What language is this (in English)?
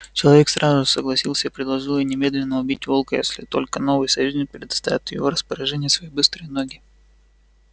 Russian